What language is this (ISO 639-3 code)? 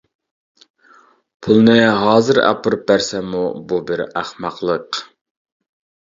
uig